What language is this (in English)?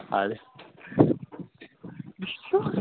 Kashmiri